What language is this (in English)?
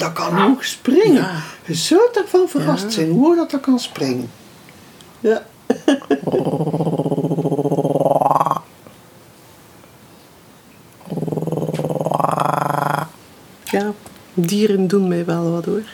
Dutch